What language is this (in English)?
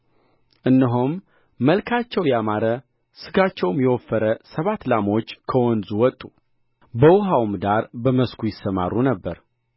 Amharic